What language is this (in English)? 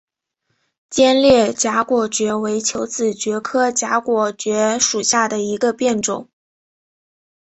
Chinese